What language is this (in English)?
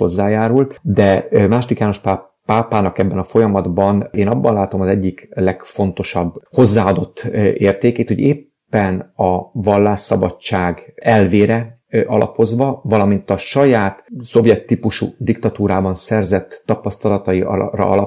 Hungarian